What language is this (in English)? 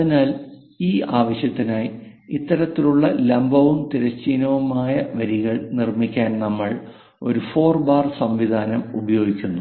Malayalam